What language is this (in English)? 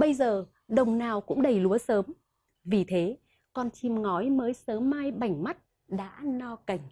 Vietnamese